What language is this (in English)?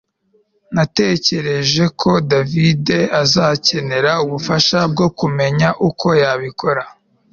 Kinyarwanda